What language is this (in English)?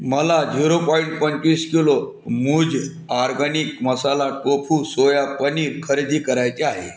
Marathi